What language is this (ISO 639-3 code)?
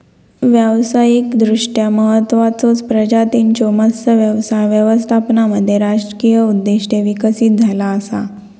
mar